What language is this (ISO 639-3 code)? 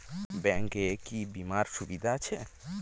ben